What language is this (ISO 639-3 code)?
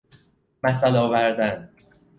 fas